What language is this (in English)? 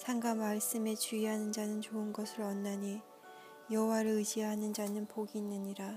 Korean